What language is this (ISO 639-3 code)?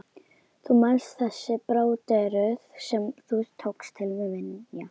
isl